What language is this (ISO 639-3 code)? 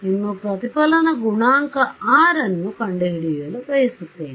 kan